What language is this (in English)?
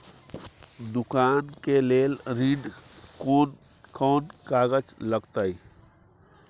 Maithili